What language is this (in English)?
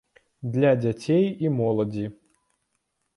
Belarusian